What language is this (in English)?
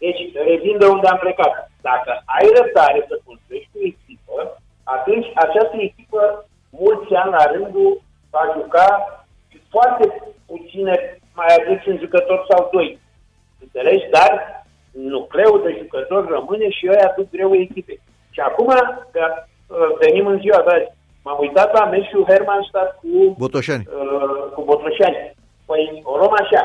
Romanian